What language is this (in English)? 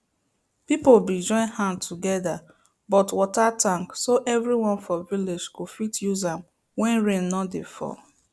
Nigerian Pidgin